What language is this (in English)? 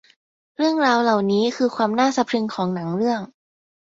Thai